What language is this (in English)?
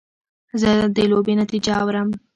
Pashto